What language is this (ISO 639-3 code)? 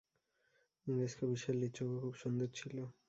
ben